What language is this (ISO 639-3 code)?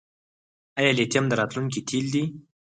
pus